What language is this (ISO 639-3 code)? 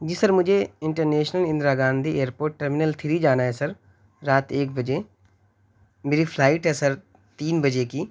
urd